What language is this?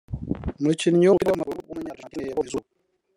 Kinyarwanda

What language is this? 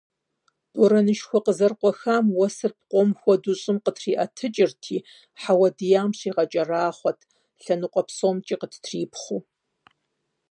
Kabardian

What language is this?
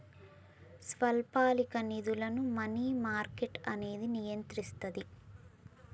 Telugu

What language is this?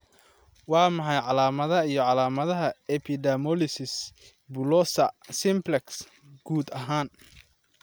Somali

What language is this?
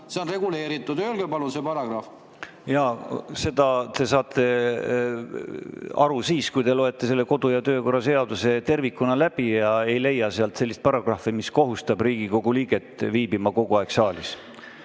Estonian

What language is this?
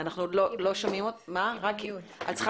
Hebrew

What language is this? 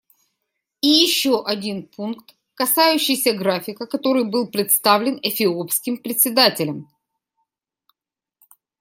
Russian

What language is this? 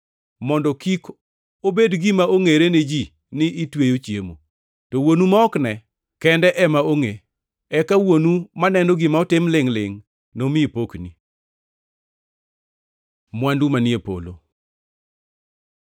Luo (Kenya and Tanzania)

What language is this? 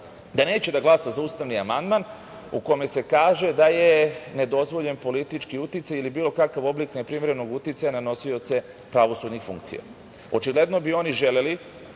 Serbian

